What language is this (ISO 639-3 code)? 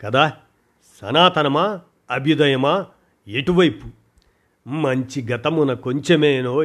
tel